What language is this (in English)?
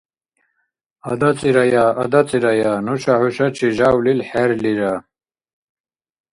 Dargwa